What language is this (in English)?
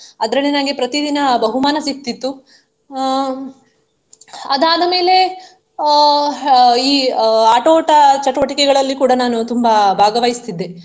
Kannada